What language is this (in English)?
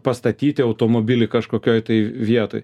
Lithuanian